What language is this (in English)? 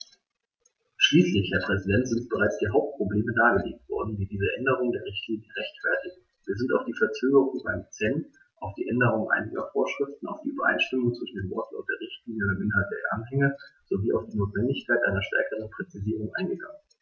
German